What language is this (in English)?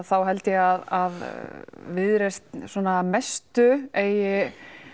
Icelandic